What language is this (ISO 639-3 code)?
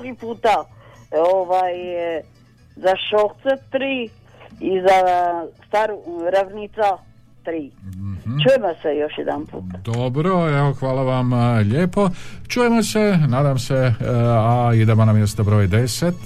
hrv